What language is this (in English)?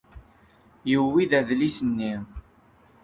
Kabyle